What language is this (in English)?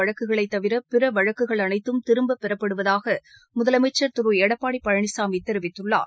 Tamil